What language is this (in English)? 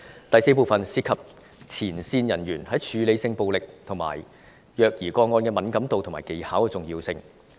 Cantonese